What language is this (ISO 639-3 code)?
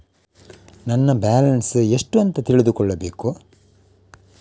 kan